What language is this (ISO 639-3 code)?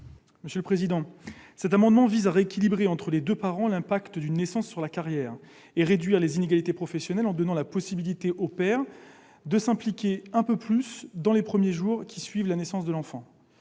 fra